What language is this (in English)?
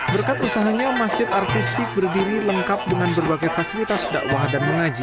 Indonesian